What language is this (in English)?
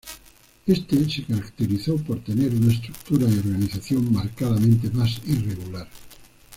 Spanish